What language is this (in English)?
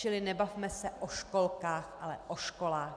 Czech